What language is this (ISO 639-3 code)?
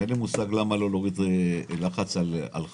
heb